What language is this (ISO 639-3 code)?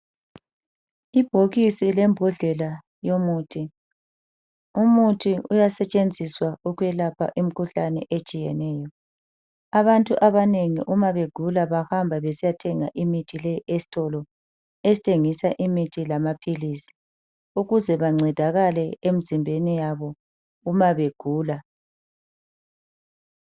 nde